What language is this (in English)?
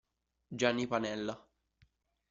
Italian